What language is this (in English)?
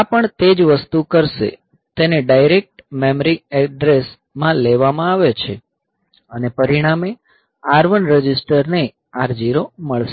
Gujarati